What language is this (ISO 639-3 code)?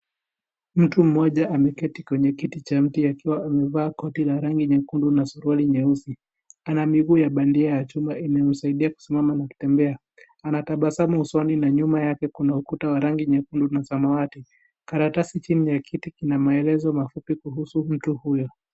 swa